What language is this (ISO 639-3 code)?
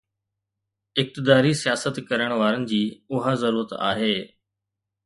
snd